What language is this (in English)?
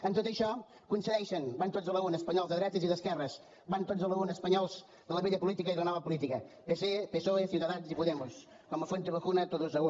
Catalan